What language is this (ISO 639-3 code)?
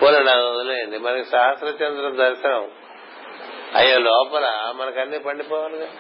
tel